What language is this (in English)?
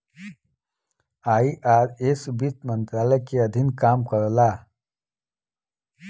Bhojpuri